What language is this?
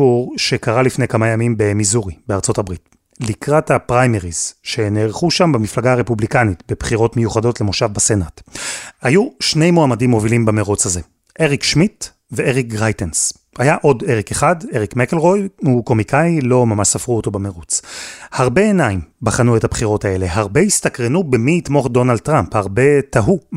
Hebrew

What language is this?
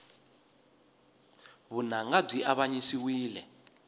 Tsonga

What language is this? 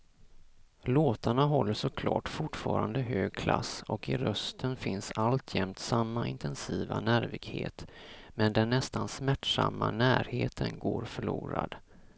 Swedish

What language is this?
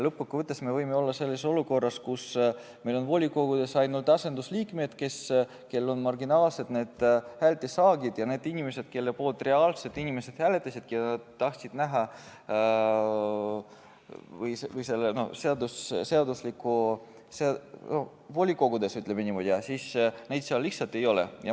Estonian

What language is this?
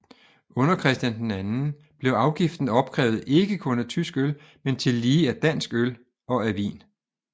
Danish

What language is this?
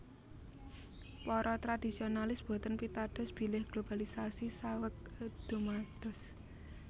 Javanese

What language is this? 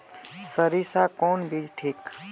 Magahi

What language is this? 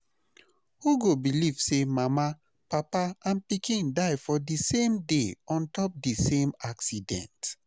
Nigerian Pidgin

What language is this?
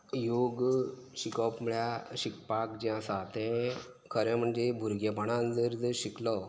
Konkani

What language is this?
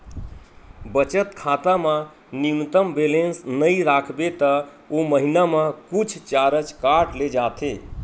Chhattisgarhi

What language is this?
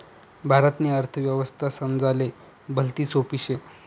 Marathi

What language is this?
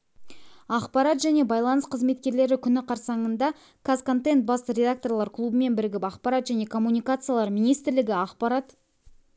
Kazakh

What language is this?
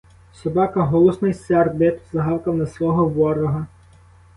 Ukrainian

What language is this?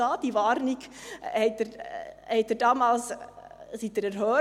Swiss German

